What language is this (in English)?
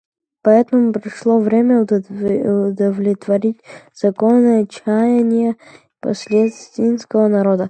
Russian